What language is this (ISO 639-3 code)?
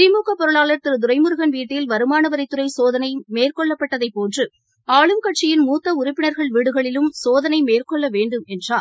tam